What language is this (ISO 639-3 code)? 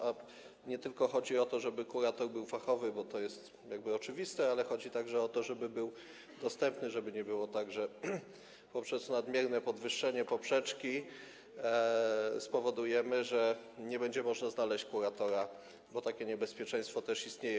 pol